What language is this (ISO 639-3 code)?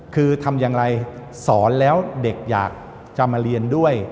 tha